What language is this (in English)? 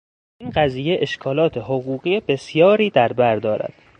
Persian